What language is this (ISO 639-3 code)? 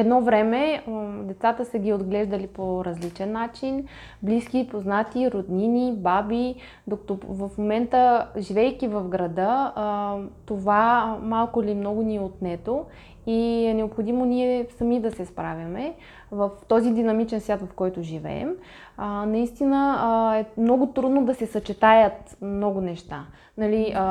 bul